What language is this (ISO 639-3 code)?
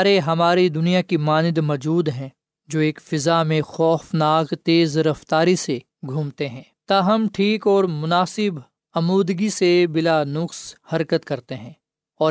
urd